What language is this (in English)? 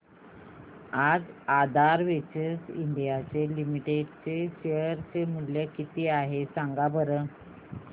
Marathi